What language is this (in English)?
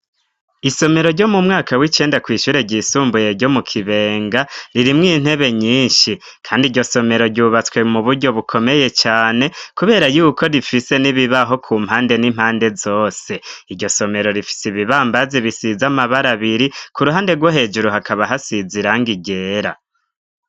Rundi